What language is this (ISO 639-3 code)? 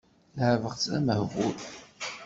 kab